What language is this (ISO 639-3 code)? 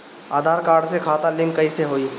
bho